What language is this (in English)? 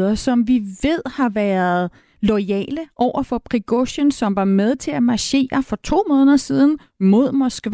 Danish